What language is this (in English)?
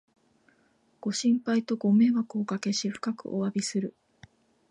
Japanese